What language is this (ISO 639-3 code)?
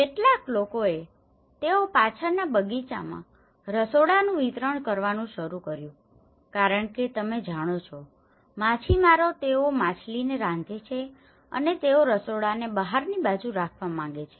guj